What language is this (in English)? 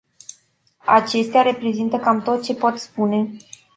Romanian